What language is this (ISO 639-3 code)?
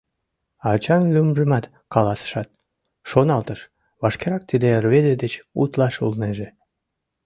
chm